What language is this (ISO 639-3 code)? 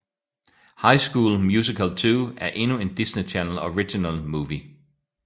dan